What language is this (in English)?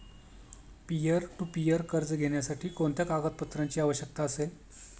Marathi